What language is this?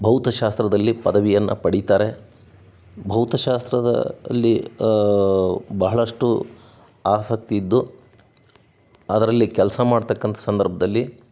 Kannada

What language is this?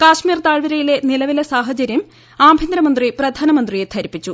Malayalam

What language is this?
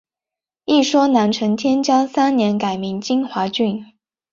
Chinese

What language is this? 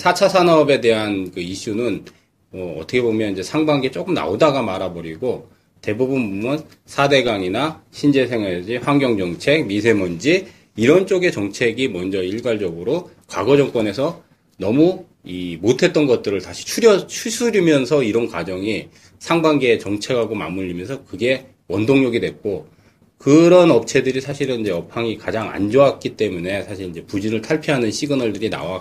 Korean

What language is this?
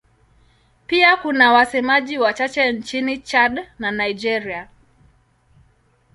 Swahili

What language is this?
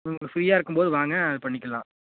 Tamil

